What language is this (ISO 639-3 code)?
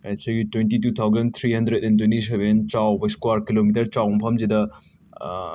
mni